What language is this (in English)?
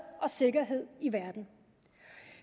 Danish